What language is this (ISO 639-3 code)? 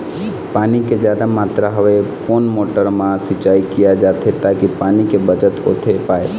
hne